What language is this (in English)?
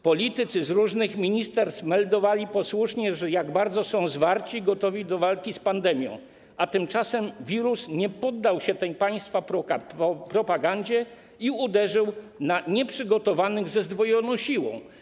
Polish